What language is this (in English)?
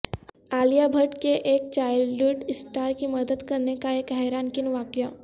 Urdu